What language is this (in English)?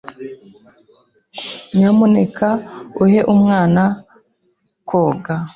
Kinyarwanda